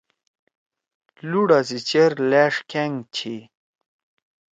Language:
Torwali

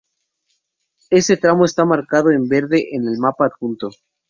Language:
Spanish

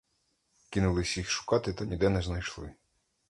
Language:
Ukrainian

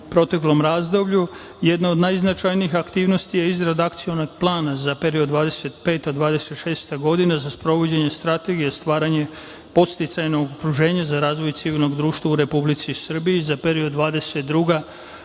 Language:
Serbian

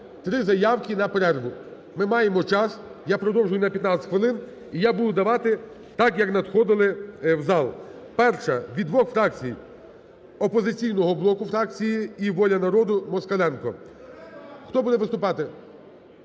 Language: Ukrainian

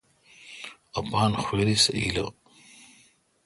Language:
Kalkoti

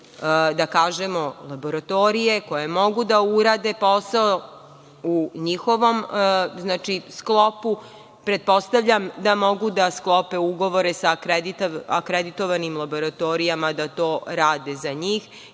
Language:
Serbian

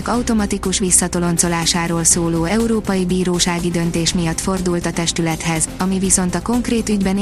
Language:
Hungarian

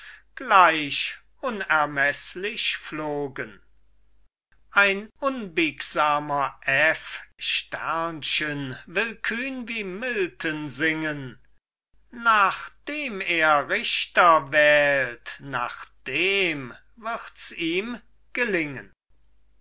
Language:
German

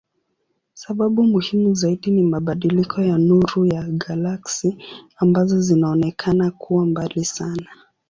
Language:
Swahili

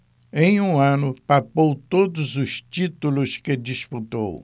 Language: Portuguese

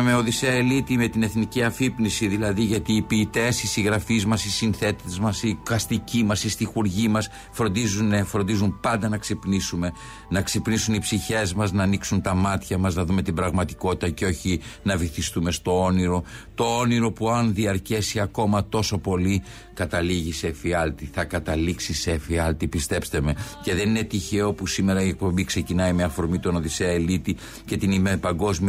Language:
Greek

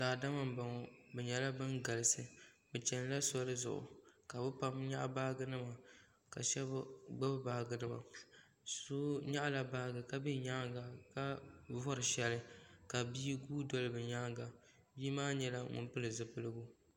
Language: Dagbani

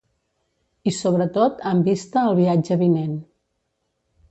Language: Catalan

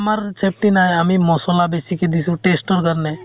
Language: Assamese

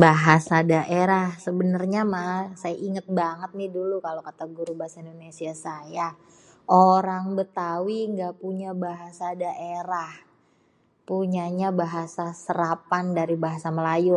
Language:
Betawi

